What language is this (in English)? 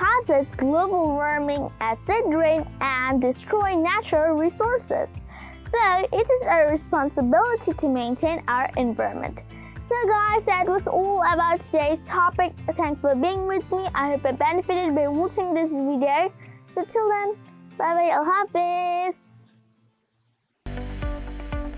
English